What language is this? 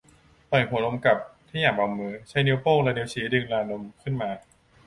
Thai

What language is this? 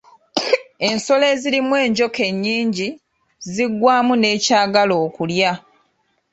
Ganda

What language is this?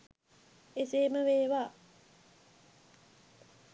Sinhala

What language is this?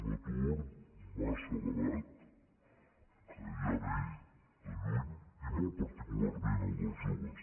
Catalan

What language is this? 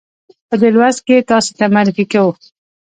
Pashto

